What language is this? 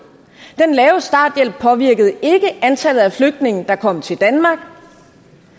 Danish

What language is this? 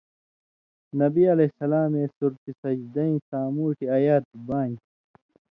Indus Kohistani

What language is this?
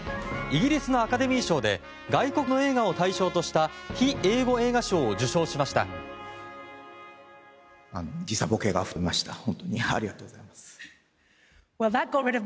Japanese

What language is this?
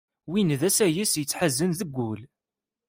Kabyle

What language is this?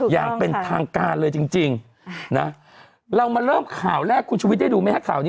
Thai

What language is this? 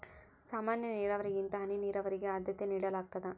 Kannada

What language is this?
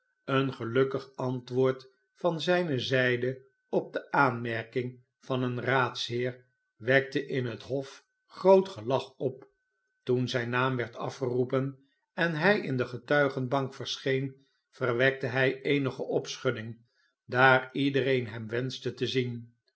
Dutch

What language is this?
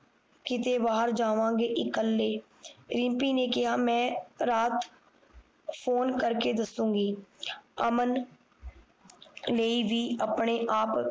Punjabi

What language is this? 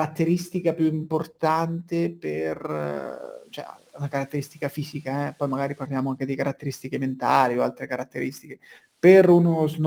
Italian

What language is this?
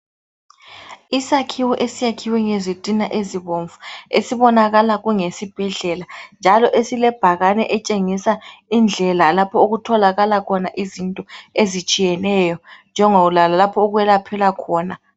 North Ndebele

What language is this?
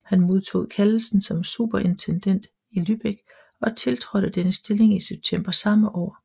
Danish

